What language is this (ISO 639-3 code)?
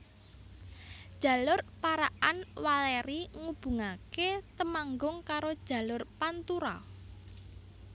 jav